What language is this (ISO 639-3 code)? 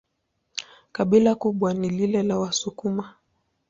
swa